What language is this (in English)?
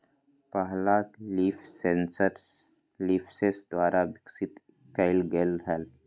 Magahi